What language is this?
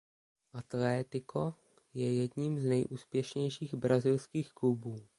Czech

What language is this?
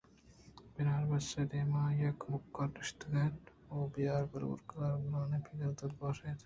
Eastern Balochi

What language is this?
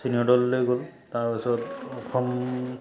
Assamese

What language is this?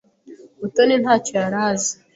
Kinyarwanda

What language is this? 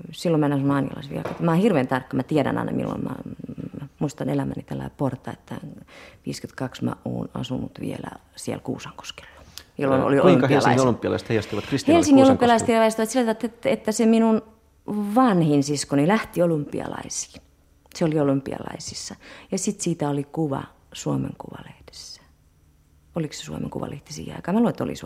Finnish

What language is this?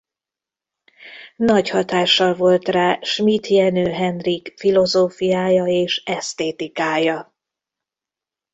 Hungarian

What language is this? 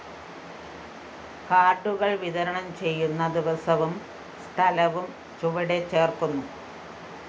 Malayalam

